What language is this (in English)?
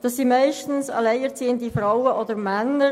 Swiss German